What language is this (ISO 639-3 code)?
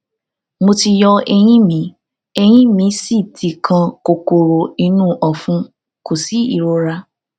yor